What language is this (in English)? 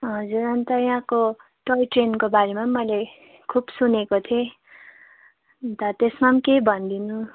Nepali